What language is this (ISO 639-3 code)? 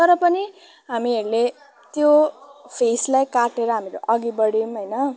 nep